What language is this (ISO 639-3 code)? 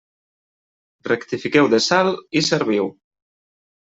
cat